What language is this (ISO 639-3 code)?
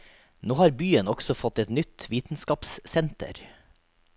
nor